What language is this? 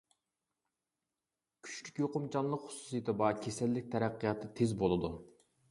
Uyghur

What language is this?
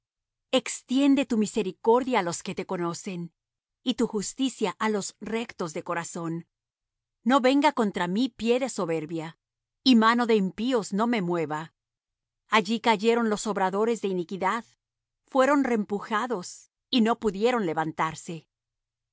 Spanish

